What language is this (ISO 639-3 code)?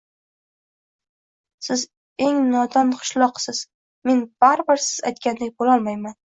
uzb